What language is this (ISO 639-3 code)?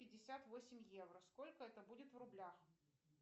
rus